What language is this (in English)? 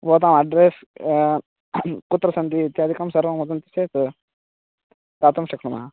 Sanskrit